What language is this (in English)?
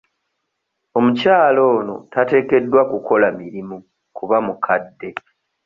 Ganda